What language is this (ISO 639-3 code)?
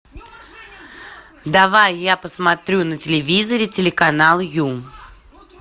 rus